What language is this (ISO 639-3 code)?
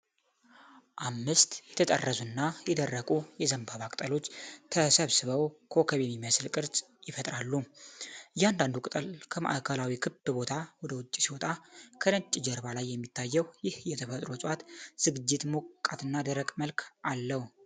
amh